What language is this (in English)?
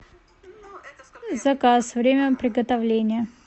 Russian